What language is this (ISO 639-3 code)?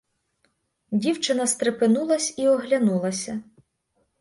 ukr